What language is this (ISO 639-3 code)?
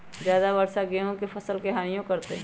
mag